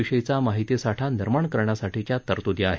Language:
Marathi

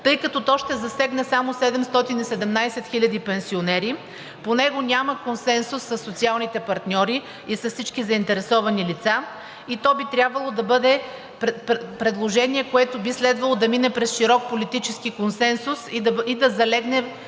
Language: Bulgarian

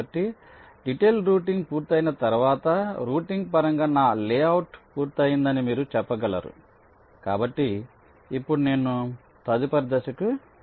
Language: Telugu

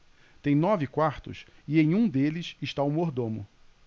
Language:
Portuguese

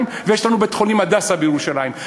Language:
Hebrew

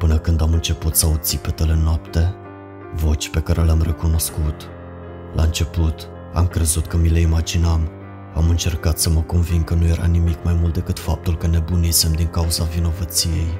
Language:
Romanian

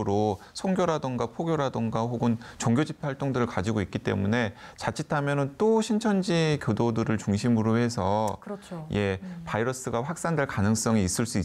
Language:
Korean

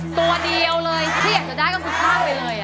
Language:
Thai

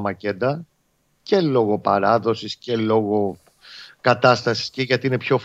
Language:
Greek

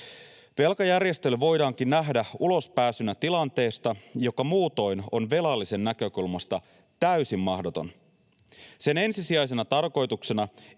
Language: Finnish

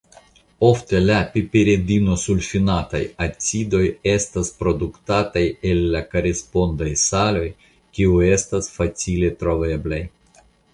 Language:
Esperanto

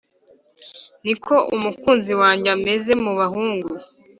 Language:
Kinyarwanda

